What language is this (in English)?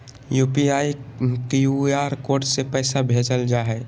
Magahi